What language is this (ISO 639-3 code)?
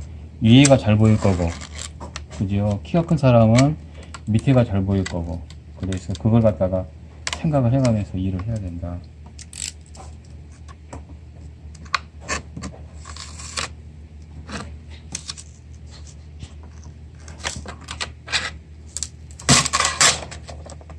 kor